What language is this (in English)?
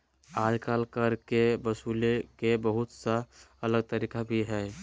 Magahi